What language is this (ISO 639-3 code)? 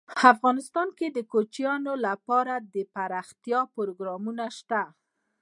pus